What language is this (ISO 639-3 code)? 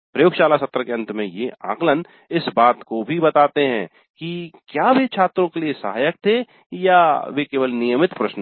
hin